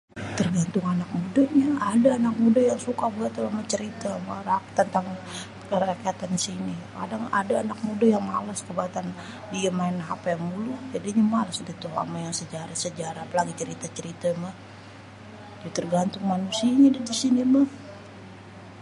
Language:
Betawi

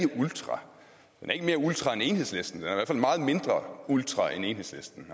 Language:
Danish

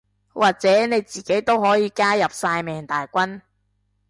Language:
Cantonese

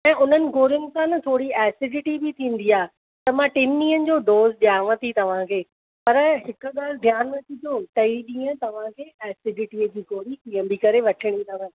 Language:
Sindhi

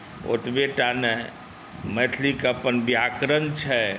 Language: Maithili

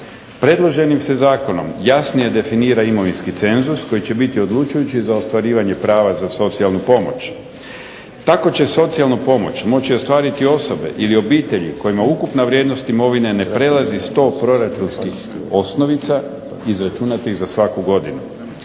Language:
Croatian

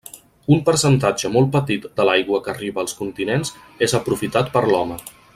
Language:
Catalan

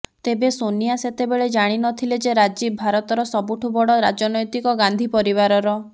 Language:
Odia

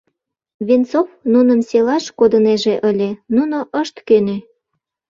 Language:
Mari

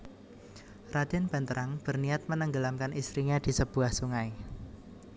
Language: Javanese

